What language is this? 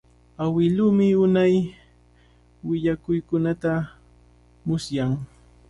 Cajatambo North Lima Quechua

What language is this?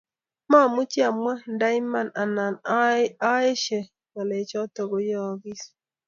Kalenjin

